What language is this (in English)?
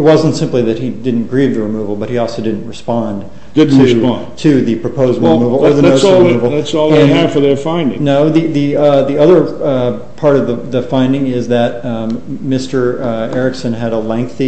English